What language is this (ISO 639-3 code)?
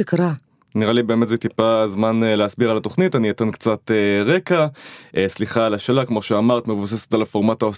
heb